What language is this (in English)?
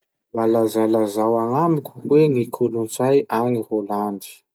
Masikoro Malagasy